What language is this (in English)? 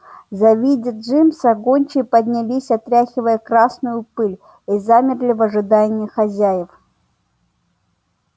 Russian